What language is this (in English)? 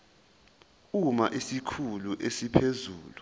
Zulu